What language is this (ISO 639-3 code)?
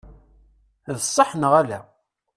kab